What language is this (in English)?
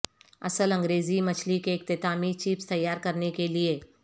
Urdu